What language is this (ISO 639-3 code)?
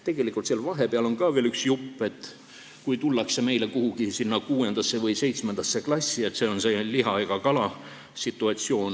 est